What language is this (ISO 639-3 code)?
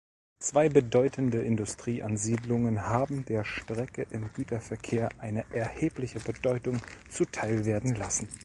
deu